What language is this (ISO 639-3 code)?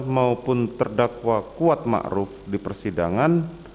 ind